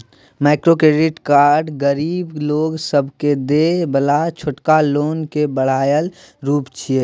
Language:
Maithili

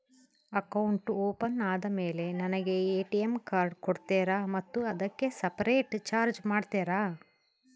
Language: Kannada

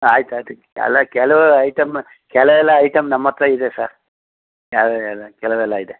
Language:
Kannada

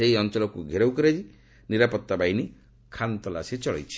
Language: Odia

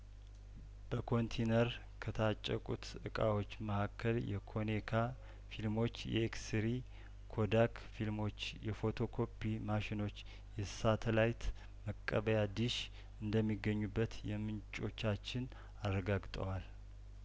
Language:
Amharic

